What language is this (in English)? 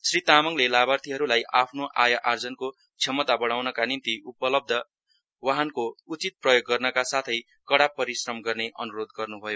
Nepali